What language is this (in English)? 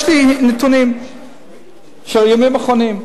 Hebrew